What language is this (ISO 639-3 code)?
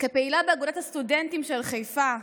heb